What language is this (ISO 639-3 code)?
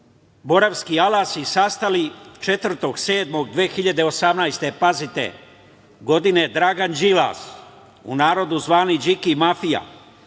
srp